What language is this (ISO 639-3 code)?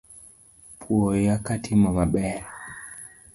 luo